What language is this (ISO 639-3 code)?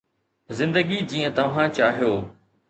snd